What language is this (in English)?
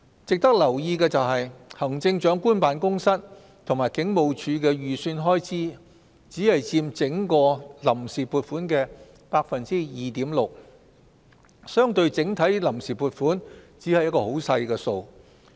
Cantonese